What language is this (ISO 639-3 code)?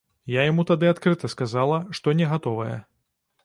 bel